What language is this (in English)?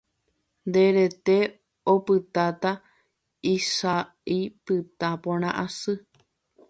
Guarani